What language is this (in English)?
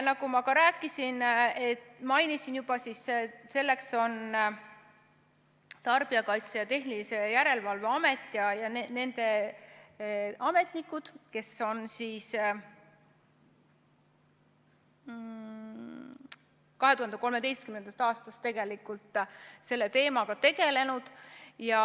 Estonian